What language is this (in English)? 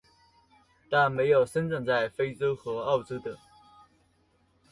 Chinese